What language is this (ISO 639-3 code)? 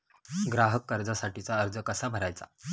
mar